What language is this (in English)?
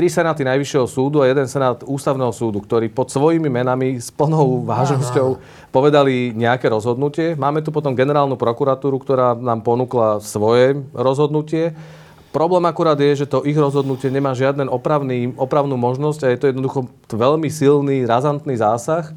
Slovak